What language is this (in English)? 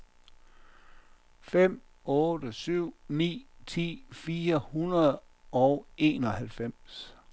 Danish